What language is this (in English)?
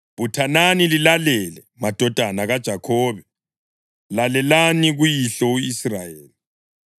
North Ndebele